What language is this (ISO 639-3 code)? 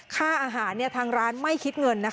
tha